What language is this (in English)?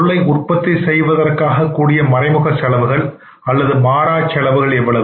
Tamil